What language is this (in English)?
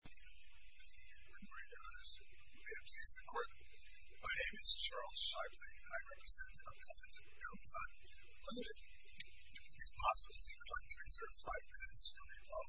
English